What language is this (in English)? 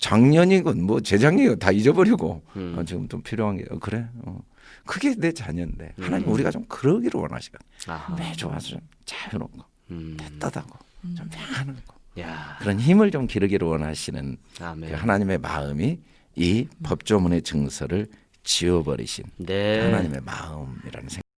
Korean